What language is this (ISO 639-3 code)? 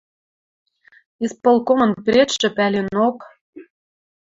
mrj